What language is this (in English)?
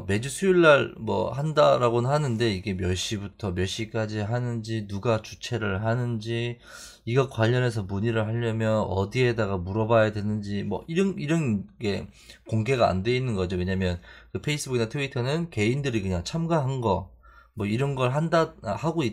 Korean